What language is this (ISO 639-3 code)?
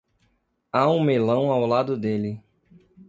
por